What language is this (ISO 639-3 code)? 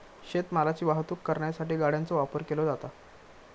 mar